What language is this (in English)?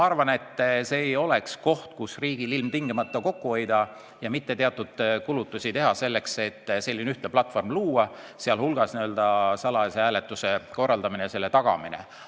Estonian